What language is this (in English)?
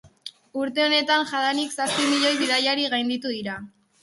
Basque